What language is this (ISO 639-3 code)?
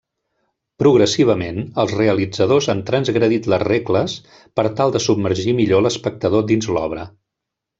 cat